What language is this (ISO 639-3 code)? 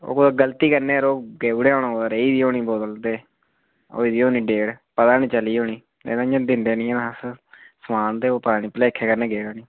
doi